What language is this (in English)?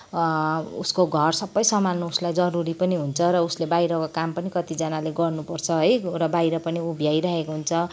Nepali